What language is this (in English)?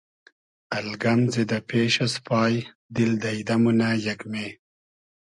Hazaragi